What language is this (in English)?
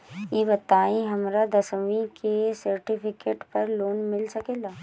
Bhojpuri